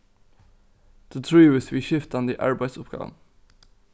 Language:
Faroese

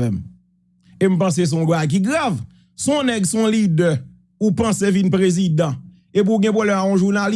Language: French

